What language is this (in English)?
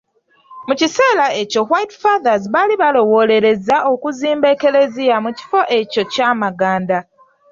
Ganda